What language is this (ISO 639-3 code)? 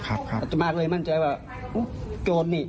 tha